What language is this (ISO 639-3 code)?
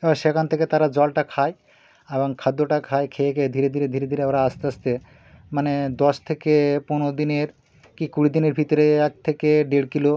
ben